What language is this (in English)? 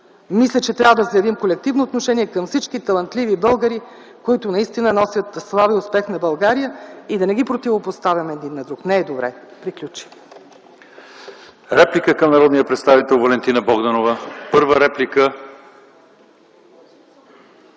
Bulgarian